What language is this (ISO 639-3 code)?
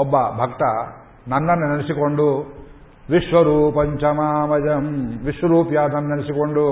kan